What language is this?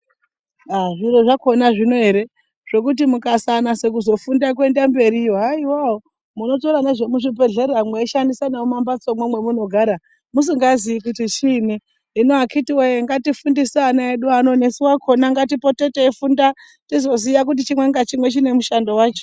Ndau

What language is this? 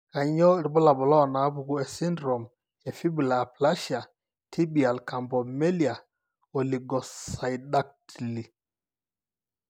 Masai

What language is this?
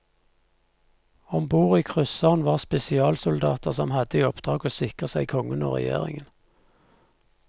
Norwegian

